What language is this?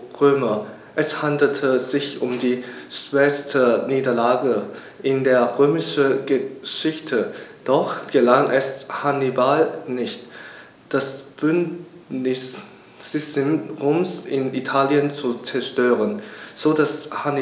German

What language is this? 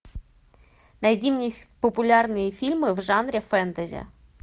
Russian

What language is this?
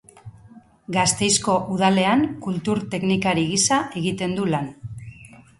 Basque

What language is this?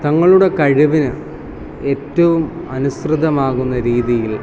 Malayalam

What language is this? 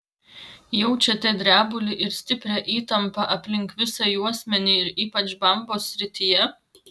Lithuanian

